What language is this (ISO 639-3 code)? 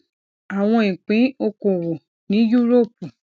yor